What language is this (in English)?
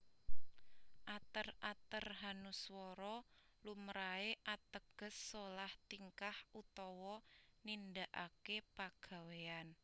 Javanese